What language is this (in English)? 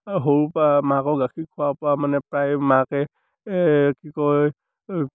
Assamese